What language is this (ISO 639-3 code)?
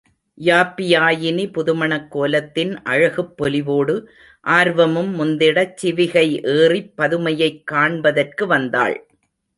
tam